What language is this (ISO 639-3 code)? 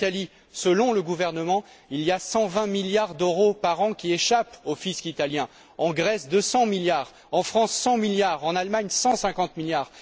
fra